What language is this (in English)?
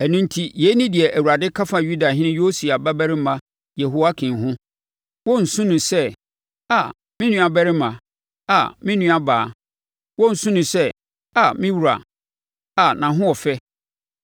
Akan